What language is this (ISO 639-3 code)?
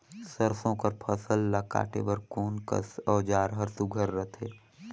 hne